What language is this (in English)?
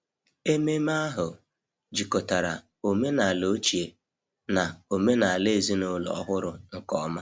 Igbo